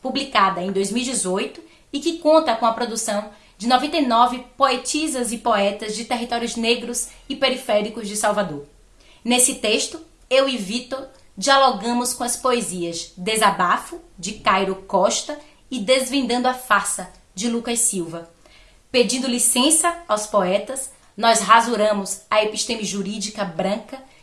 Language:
Portuguese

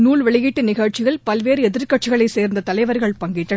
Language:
Tamil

